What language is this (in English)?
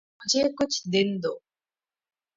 Urdu